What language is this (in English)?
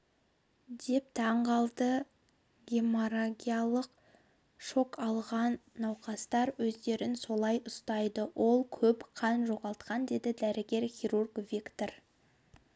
Kazakh